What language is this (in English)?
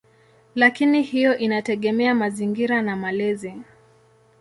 Swahili